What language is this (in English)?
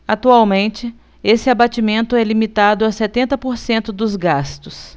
Portuguese